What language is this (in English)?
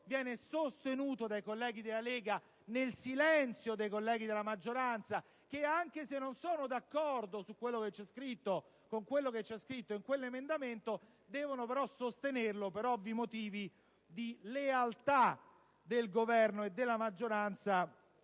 Italian